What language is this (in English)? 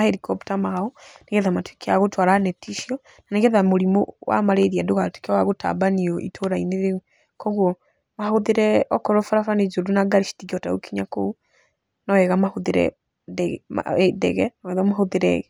Kikuyu